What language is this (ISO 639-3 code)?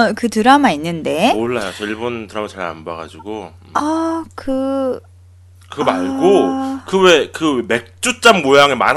kor